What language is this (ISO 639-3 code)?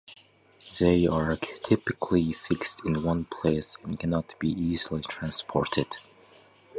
eng